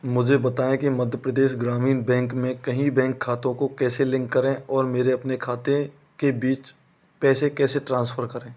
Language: Hindi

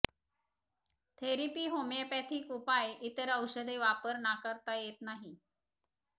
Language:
Marathi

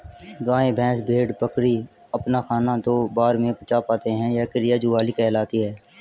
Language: Hindi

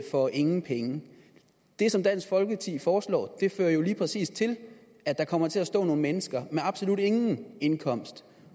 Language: Danish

